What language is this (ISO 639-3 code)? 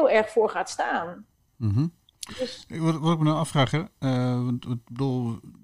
nld